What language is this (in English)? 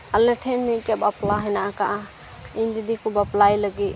Santali